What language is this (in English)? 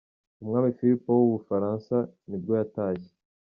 Kinyarwanda